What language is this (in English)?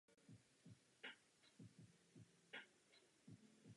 Czech